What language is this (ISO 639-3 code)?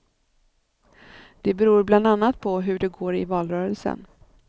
swe